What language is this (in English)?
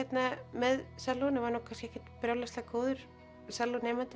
Icelandic